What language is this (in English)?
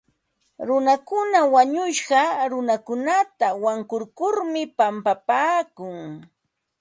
Ambo-Pasco Quechua